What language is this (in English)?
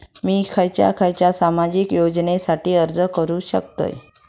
Marathi